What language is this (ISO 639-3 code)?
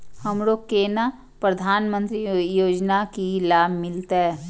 mai